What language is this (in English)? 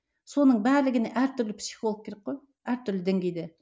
Kazakh